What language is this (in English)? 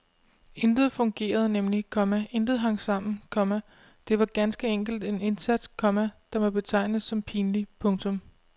Danish